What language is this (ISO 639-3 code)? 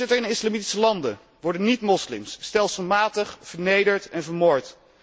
nld